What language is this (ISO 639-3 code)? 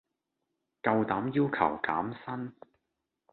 yue